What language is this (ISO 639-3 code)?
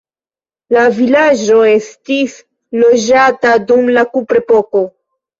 epo